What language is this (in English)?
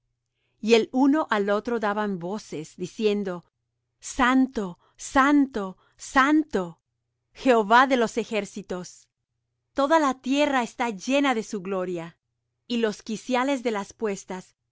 Spanish